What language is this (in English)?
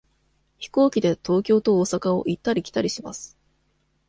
Japanese